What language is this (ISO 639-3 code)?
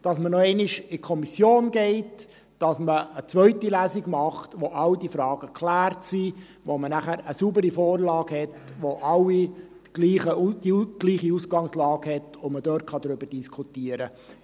gsw